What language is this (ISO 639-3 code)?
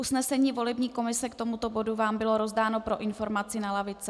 ces